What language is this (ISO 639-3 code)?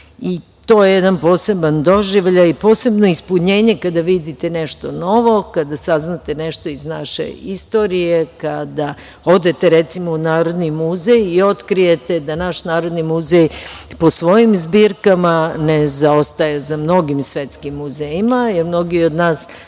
srp